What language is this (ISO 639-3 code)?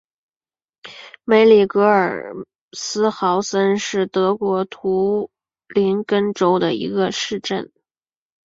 zho